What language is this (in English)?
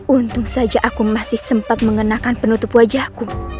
Indonesian